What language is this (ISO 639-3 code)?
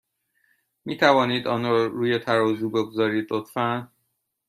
fas